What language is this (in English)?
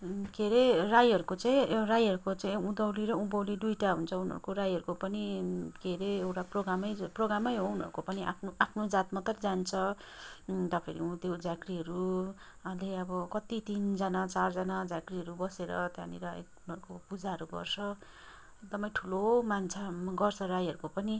Nepali